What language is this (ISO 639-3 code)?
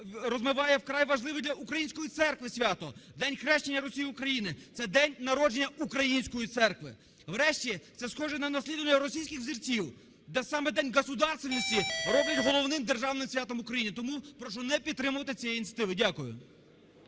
ukr